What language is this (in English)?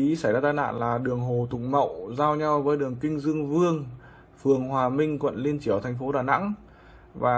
Vietnamese